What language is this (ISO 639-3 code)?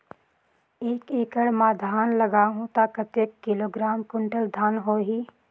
hne